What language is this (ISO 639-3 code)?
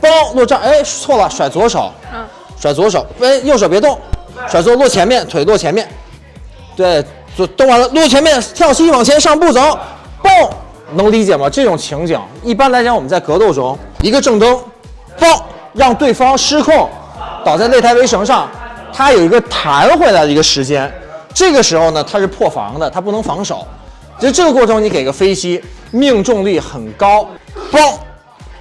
zho